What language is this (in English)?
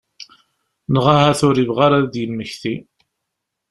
Kabyle